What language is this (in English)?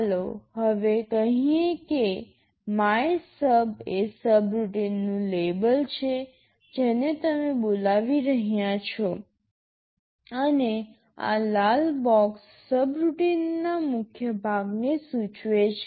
Gujarati